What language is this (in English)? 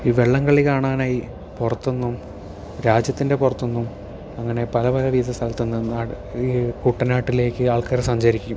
Malayalam